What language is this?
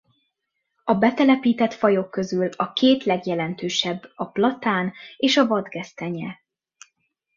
Hungarian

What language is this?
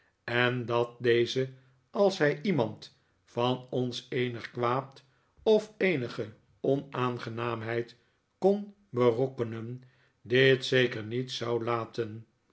Dutch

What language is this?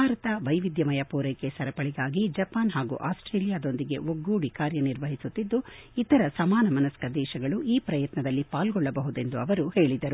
Kannada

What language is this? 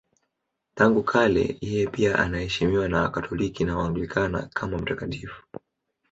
Swahili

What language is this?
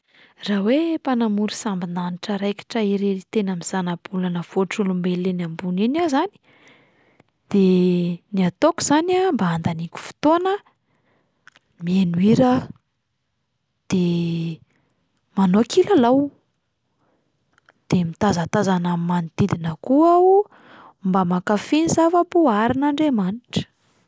Malagasy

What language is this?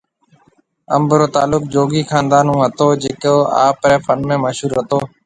Marwari (Pakistan)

